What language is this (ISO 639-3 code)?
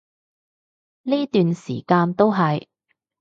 yue